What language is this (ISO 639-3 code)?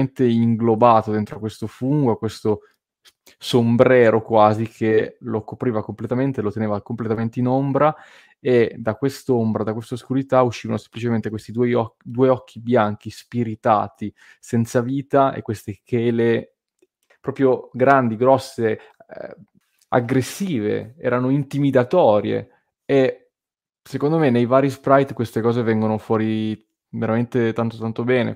ita